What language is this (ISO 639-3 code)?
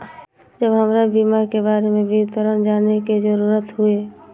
mai